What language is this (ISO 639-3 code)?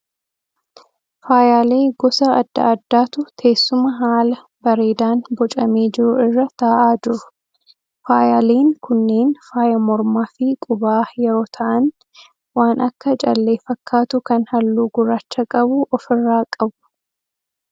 orm